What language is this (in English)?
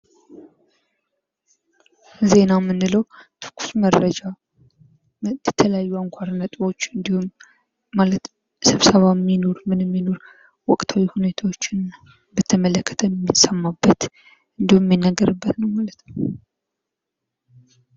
Amharic